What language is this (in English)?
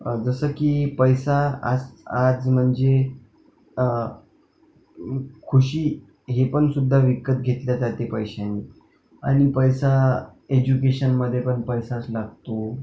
Marathi